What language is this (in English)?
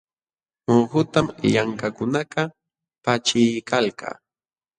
Jauja Wanca Quechua